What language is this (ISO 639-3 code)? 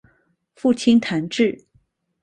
zho